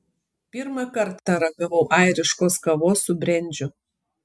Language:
Lithuanian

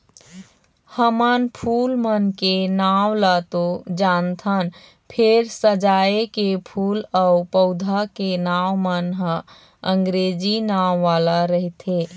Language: Chhattisgarhi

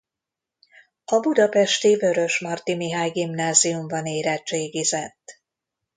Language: Hungarian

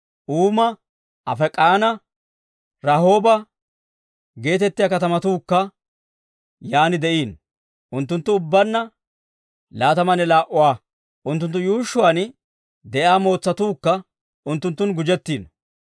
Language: Dawro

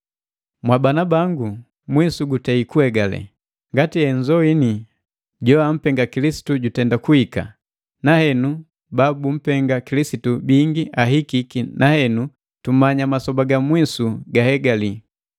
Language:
Matengo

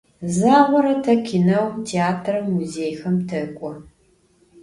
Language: Adyghe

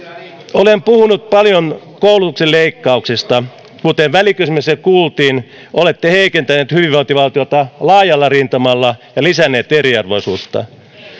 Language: Finnish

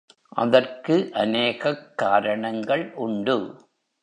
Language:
Tamil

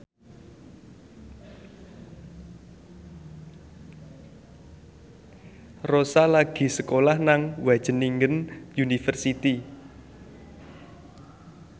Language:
Javanese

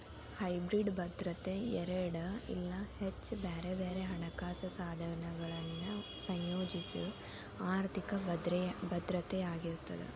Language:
Kannada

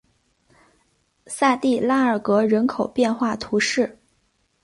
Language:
Chinese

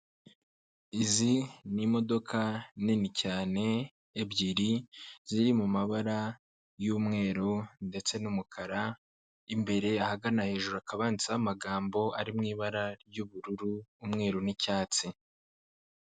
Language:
Kinyarwanda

